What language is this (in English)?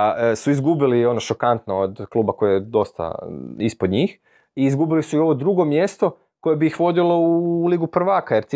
Croatian